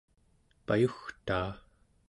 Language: Central Yupik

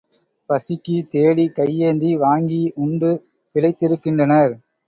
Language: Tamil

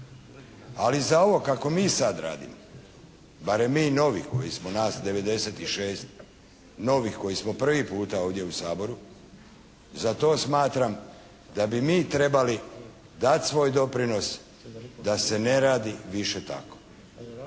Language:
Croatian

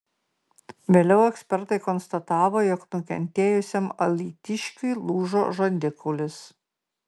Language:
Lithuanian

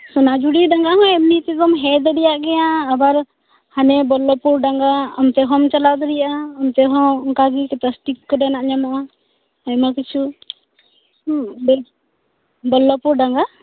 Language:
Santali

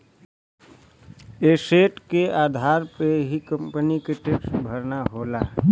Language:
Bhojpuri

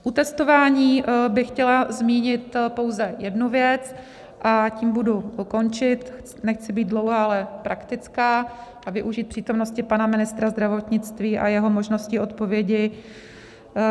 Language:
Czech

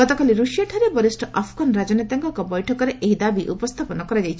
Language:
Odia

